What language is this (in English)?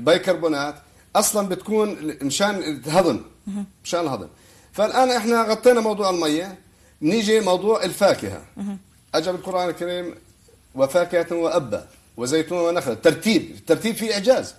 Arabic